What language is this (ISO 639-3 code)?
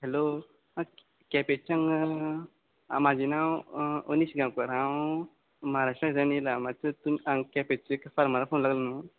kok